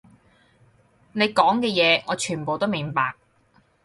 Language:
Cantonese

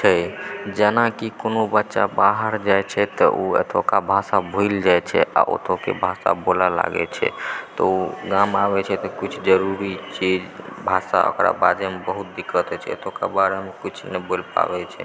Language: Maithili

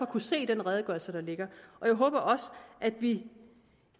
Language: Danish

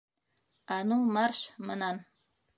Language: Bashkir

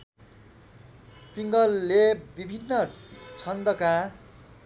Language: Nepali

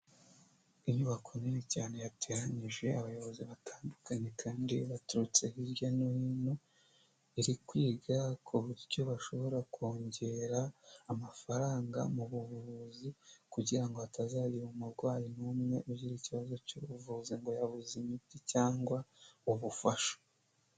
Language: Kinyarwanda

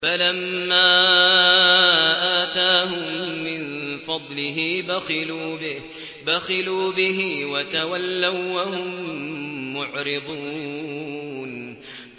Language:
Arabic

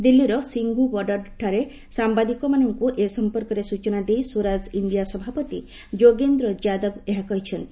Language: Odia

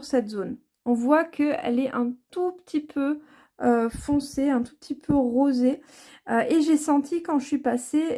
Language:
French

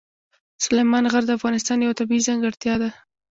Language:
Pashto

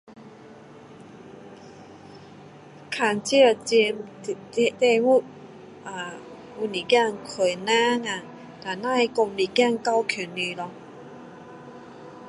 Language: Min Dong Chinese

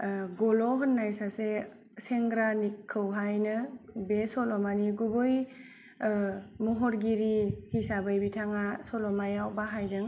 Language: Bodo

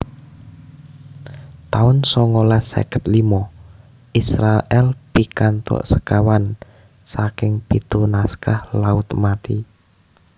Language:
Javanese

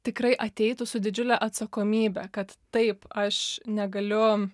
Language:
Lithuanian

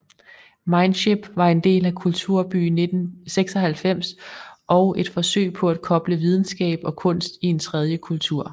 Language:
Danish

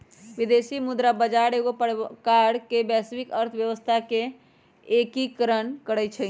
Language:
Magahi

